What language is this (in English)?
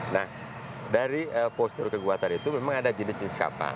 Indonesian